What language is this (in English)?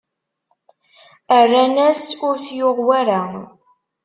Kabyle